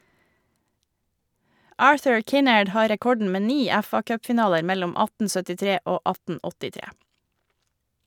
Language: Norwegian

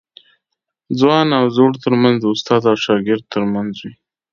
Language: Pashto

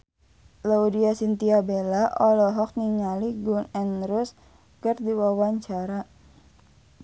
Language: Sundanese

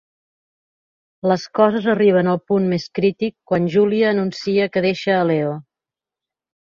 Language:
Catalan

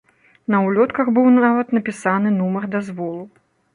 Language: Belarusian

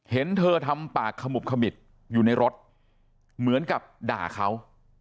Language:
Thai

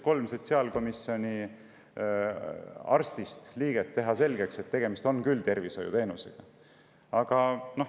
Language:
Estonian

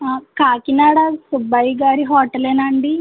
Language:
Telugu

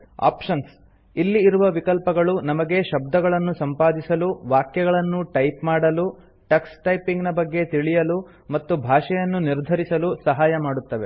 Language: Kannada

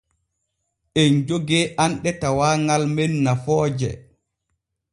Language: Borgu Fulfulde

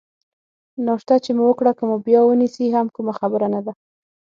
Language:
Pashto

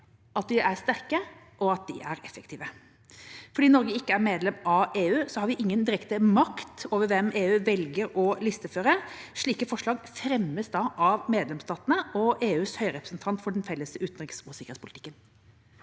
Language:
Norwegian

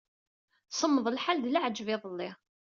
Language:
Kabyle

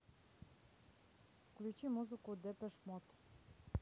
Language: Russian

